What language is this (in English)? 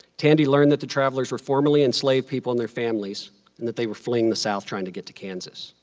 English